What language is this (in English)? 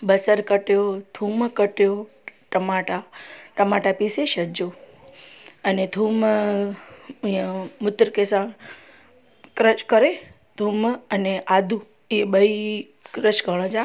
Sindhi